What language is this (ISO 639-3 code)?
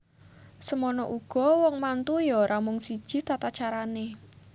jav